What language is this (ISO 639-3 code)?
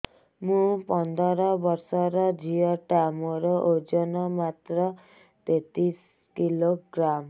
ori